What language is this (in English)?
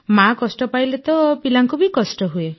Odia